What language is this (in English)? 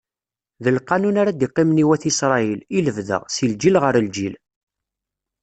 Kabyle